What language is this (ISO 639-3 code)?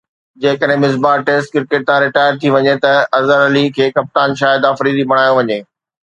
snd